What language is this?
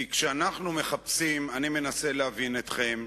Hebrew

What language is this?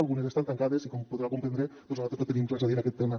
Catalan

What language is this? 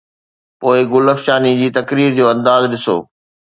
Sindhi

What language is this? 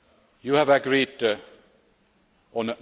English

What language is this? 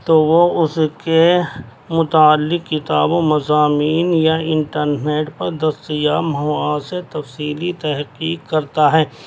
Urdu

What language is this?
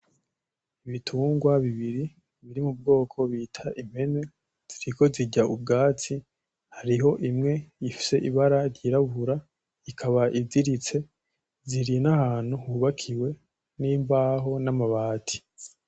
Rundi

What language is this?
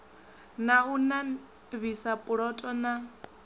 Venda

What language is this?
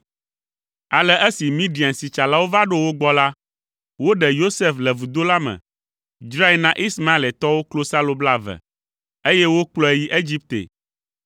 Ewe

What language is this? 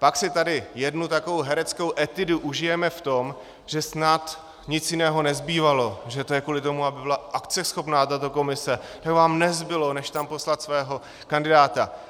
Czech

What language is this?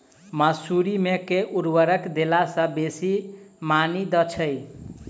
Maithili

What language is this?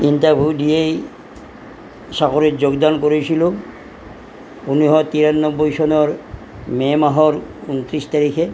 Assamese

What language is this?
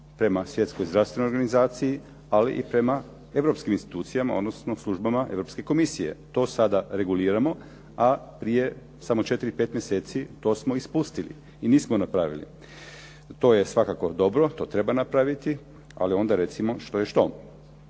Croatian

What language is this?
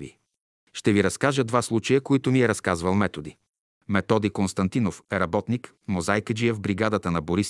Bulgarian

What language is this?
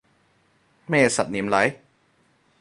Cantonese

